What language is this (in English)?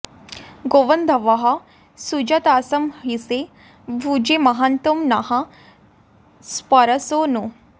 Sanskrit